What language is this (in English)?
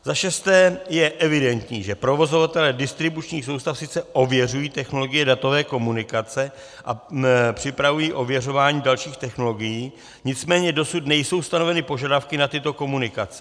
Czech